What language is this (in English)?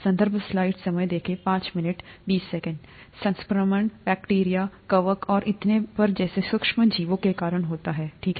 Hindi